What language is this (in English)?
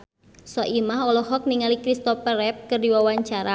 Sundanese